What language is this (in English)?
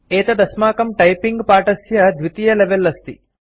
Sanskrit